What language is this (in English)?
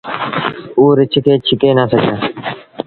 Sindhi Bhil